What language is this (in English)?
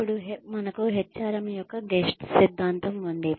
Telugu